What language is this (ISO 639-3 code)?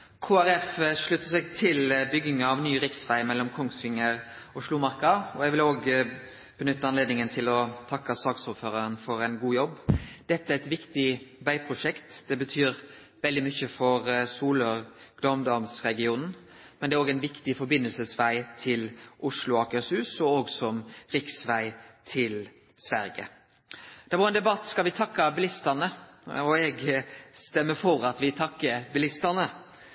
nno